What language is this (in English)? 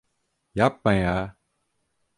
Turkish